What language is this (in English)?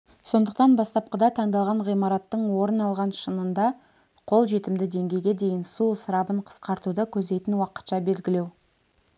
Kazakh